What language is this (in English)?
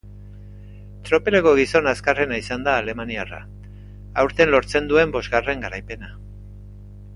Basque